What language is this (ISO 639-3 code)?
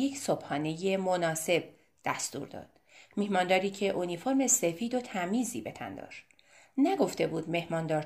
fas